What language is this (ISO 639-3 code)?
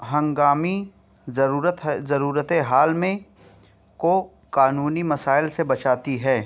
urd